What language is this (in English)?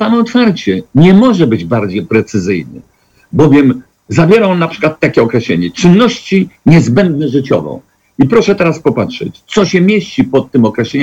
Polish